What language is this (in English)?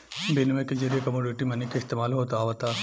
Bhojpuri